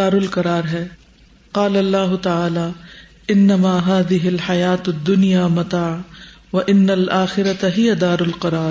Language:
Urdu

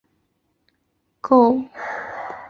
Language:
Chinese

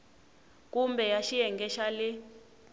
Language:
Tsonga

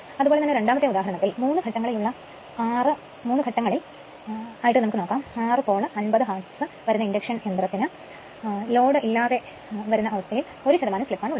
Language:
Malayalam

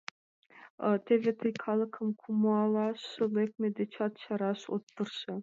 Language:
Mari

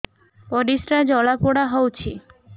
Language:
Odia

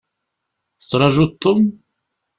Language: Kabyle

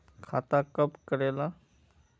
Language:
Magahi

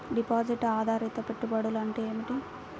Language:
Telugu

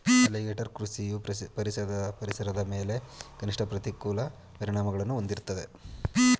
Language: Kannada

